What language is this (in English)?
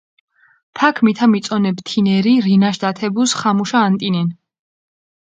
Mingrelian